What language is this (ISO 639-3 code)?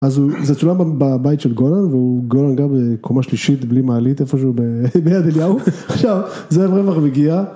heb